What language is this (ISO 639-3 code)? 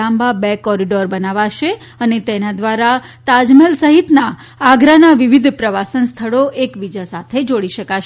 guj